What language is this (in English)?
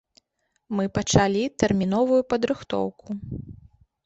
Belarusian